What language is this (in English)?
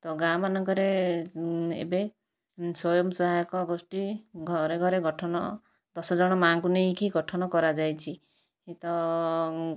Odia